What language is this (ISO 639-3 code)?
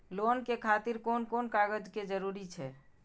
mai